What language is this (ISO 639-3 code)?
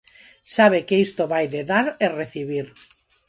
glg